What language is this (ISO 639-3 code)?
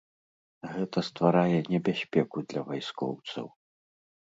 bel